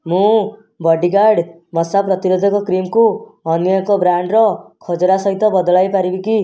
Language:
Odia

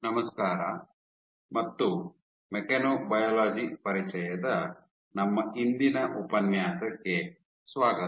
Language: Kannada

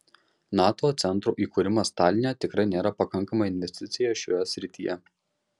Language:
Lithuanian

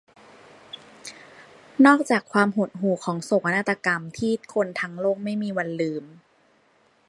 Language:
Thai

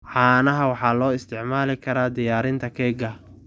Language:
Somali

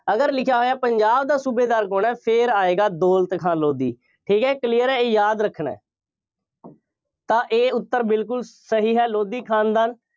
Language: Punjabi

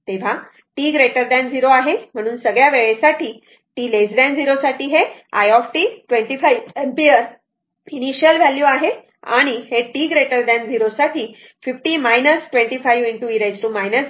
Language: Marathi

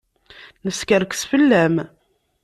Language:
Kabyle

